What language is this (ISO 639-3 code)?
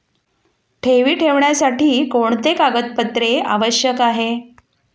mar